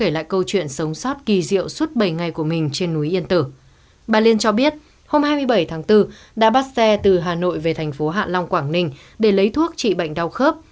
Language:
Vietnamese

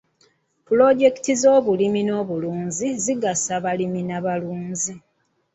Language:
Ganda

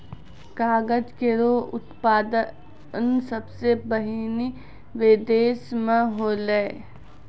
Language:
Maithili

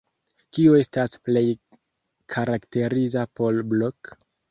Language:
Esperanto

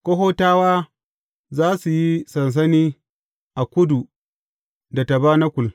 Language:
Hausa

